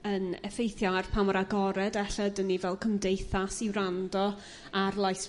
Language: Welsh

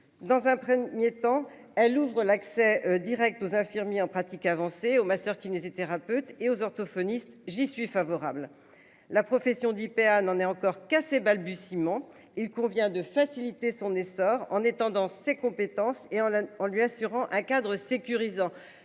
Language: French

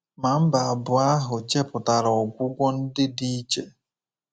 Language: Igbo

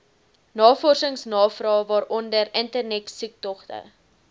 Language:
Afrikaans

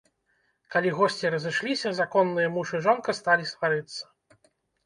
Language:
Belarusian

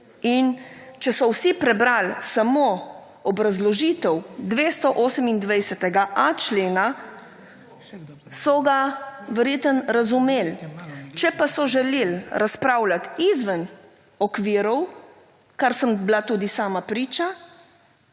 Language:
Slovenian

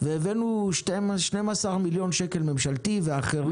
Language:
Hebrew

